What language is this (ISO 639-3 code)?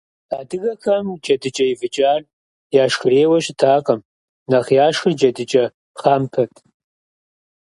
kbd